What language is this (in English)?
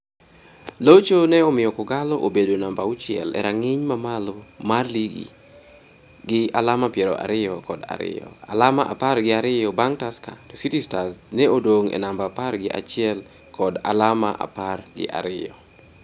Luo (Kenya and Tanzania)